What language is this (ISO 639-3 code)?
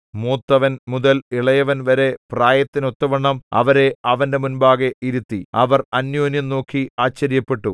mal